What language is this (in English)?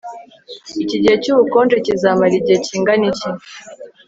Kinyarwanda